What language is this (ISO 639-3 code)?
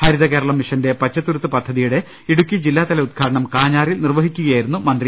mal